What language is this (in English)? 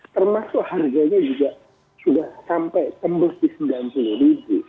Indonesian